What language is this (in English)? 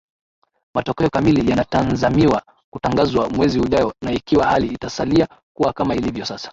Swahili